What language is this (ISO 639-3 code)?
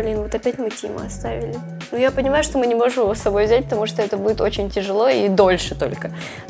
rus